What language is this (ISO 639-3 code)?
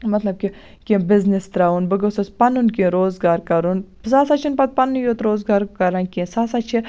kas